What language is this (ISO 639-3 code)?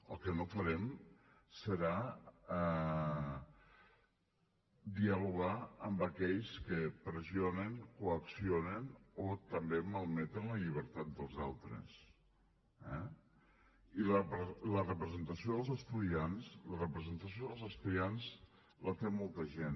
cat